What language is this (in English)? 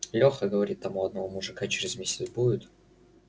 Russian